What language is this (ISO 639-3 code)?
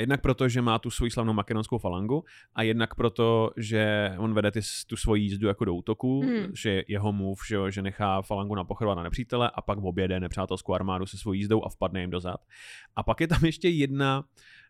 ces